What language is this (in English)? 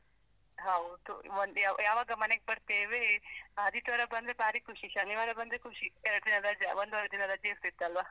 Kannada